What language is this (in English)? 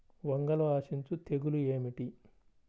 Telugu